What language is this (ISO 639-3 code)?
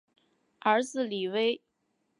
zho